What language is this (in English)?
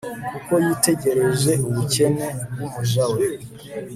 Kinyarwanda